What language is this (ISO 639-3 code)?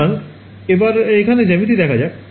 ben